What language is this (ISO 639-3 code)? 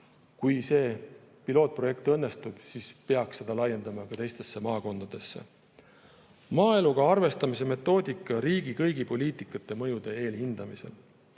est